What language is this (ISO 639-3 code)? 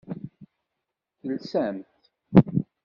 kab